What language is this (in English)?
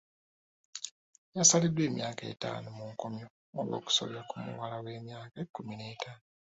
Ganda